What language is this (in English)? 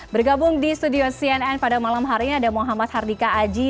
Indonesian